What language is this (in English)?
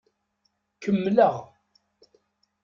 Kabyle